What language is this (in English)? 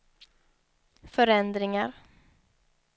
Swedish